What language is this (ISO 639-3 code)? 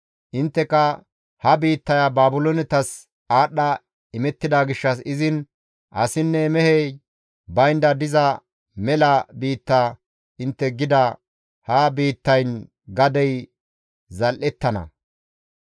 gmv